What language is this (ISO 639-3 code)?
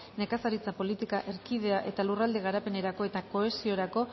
eus